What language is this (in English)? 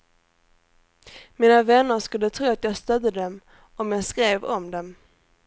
Swedish